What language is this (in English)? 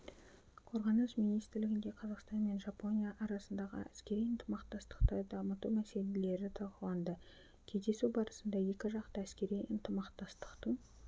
Kazakh